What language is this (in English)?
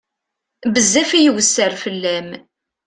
Kabyle